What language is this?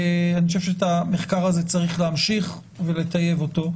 Hebrew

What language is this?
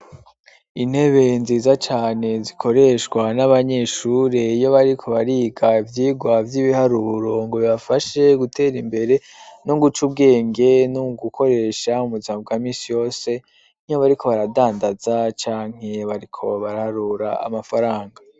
Rundi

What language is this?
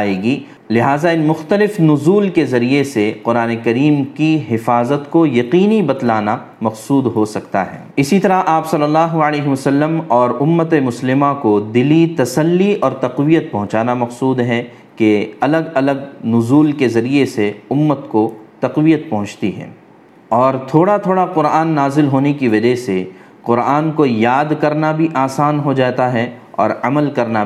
Urdu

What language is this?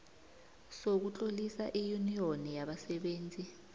South Ndebele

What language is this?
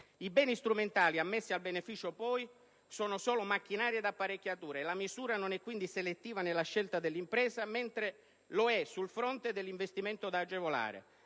Italian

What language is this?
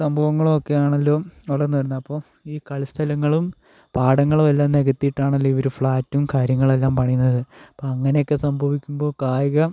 Malayalam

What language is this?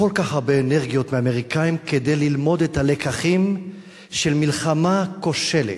Hebrew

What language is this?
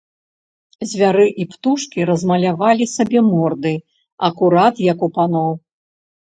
Belarusian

